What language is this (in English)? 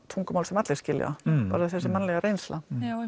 Icelandic